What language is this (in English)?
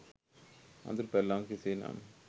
Sinhala